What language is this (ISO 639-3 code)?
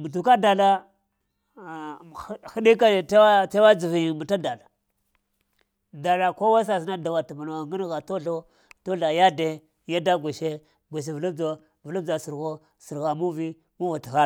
hia